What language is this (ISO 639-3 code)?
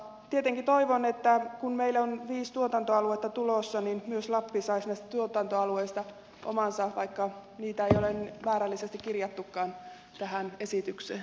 fin